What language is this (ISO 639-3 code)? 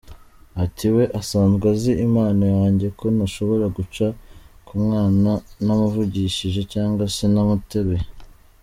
kin